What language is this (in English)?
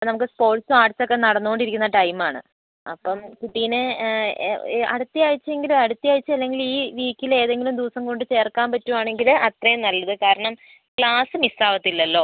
Malayalam